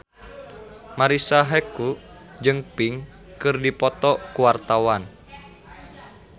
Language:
Sundanese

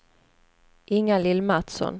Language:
Swedish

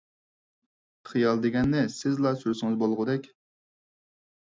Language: Uyghur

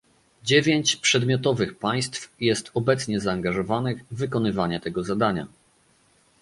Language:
Polish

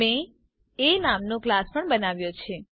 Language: Gujarati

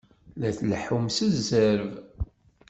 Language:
Kabyle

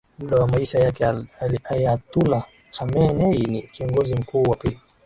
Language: Swahili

